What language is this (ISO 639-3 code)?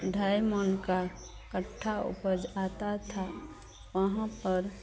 hin